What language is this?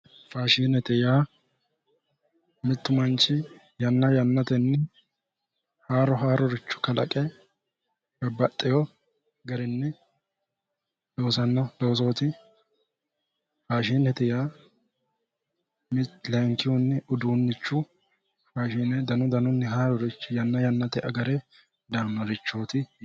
Sidamo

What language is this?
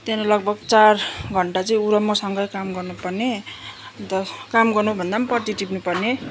Nepali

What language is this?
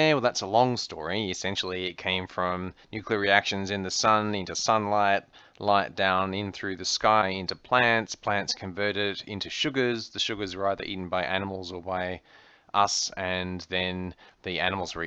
English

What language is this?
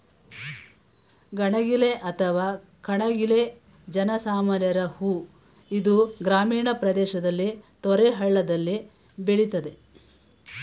Kannada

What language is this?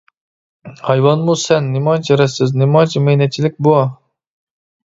Uyghur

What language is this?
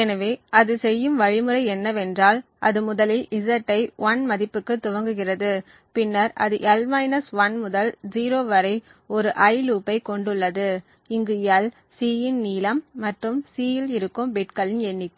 Tamil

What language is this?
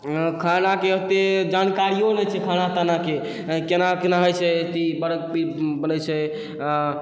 Maithili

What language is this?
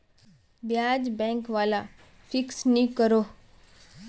Magahi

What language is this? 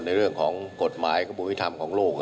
Thai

